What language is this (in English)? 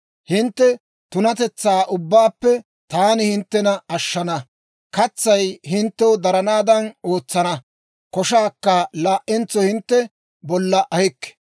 Dawro